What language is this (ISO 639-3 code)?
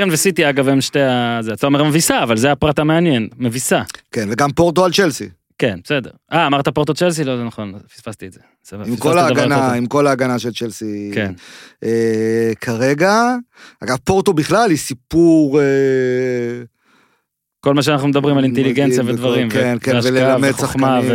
heb